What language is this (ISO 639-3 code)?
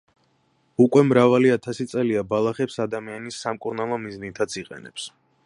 kat